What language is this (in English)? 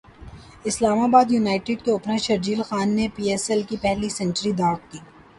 Urdu